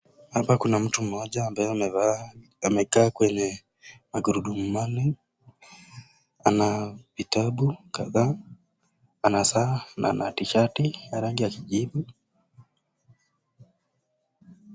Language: Swahili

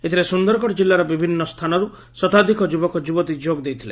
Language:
Odia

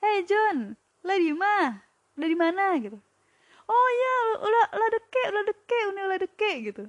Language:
Indonesian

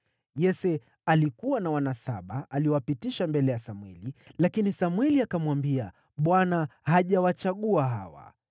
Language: Swahili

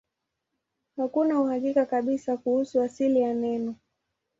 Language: Swahili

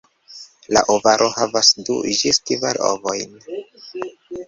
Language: Esperanto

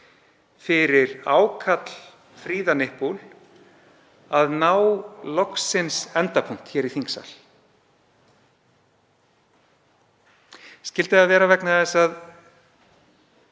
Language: Icelandic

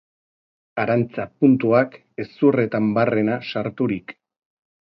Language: Basque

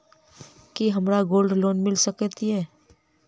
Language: Maithili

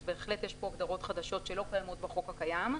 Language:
Hebrew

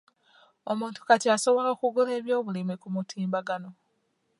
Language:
Ganda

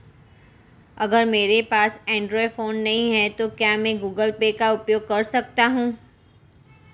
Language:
Hindi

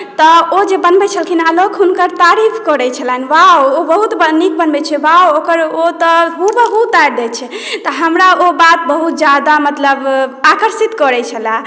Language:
Maithili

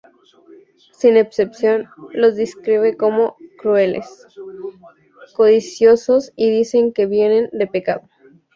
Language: Spanish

